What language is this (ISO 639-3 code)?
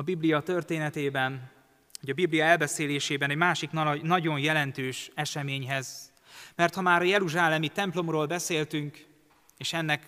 hun